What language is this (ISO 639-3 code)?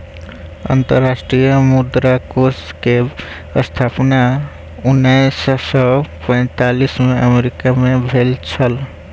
mai